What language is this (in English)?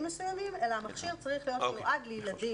Hebrew